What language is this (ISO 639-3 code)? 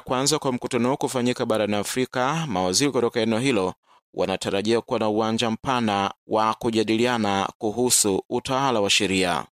swa